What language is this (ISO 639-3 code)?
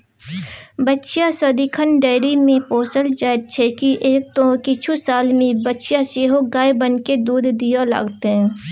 mai